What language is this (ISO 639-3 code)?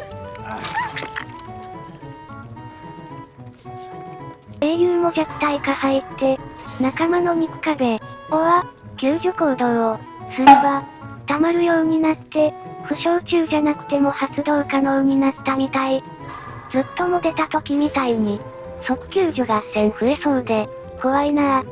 jpn